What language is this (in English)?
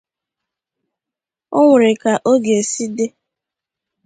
Igbo